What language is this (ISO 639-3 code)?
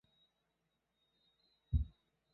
zho